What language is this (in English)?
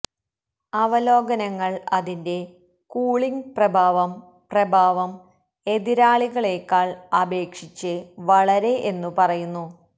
Malayalam